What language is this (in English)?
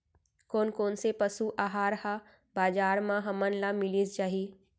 Chhattisgarhi